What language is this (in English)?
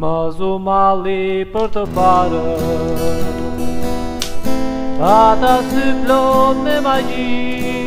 Romanian